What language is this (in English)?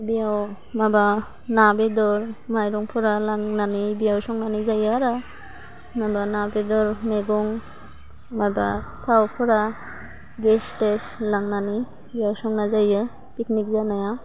Bodo